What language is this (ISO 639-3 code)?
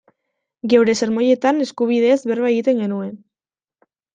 eus